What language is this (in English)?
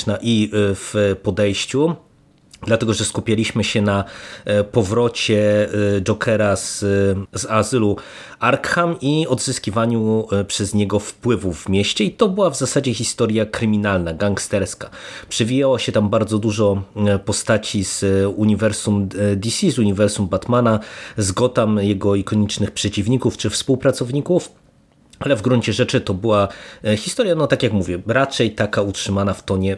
Polish